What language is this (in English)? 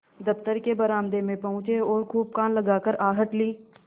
Hindi